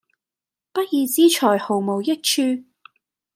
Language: Cantonese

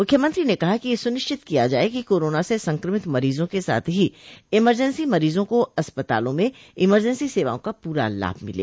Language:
Hindi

